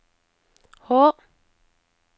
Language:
Norwegian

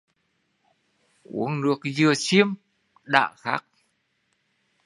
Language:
Vietnamese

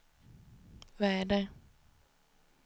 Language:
Swedish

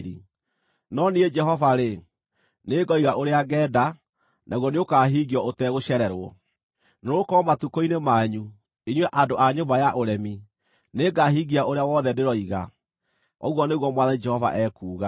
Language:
Kikuyu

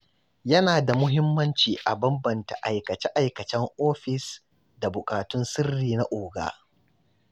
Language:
Hausa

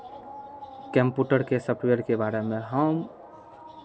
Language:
Maithili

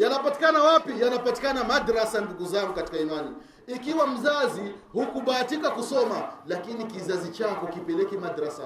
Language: Swahili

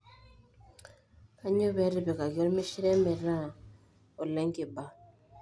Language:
Masai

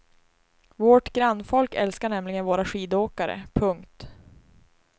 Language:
Swedish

